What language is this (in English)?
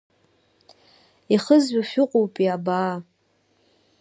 Abkhazian